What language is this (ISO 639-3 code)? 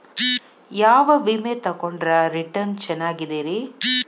kan